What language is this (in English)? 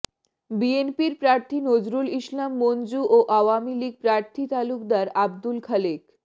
Bangla